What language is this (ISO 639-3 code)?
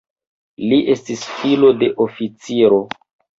epo